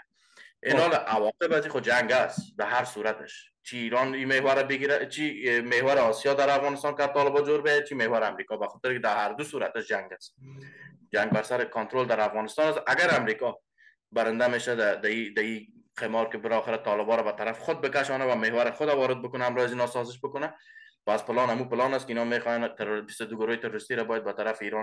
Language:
Persian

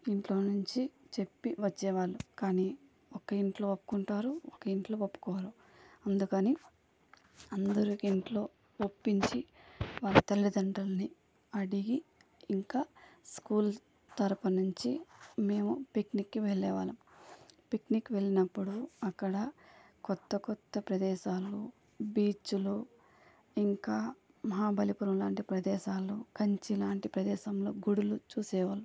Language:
Telugu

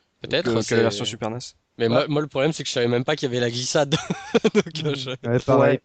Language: French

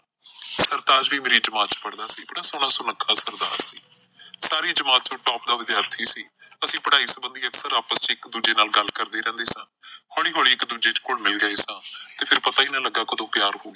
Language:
Punjabi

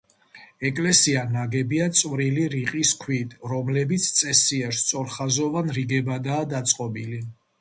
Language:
Georgian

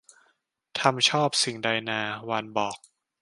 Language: Thai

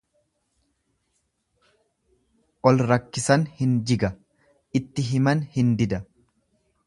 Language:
Oromo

